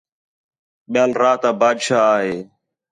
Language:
Khetrani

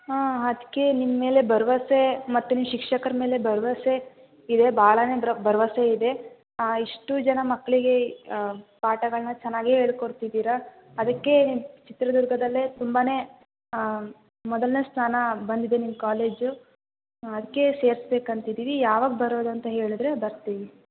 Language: Kannada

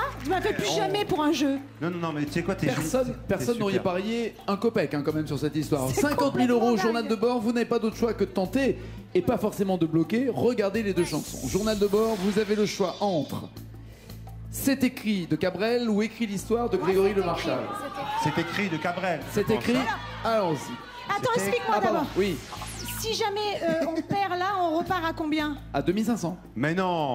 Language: French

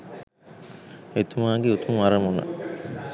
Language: Sinhala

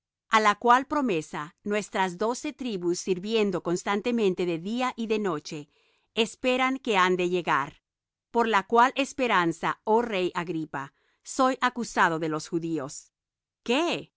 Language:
Spanish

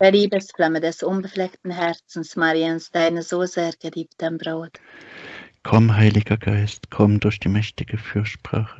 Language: German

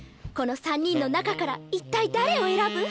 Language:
Japanese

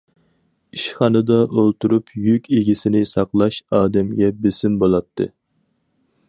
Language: Uyghur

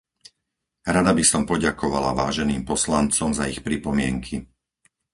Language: Slovak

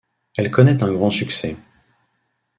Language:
French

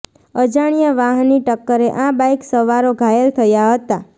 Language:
Gujarati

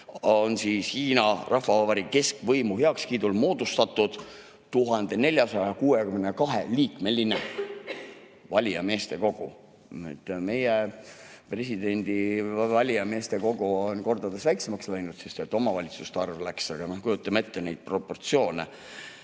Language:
Estonian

